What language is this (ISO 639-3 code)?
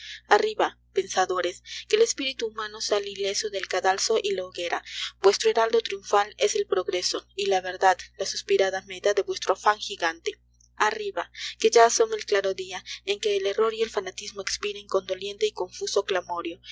spa